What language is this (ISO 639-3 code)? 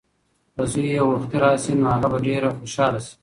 pus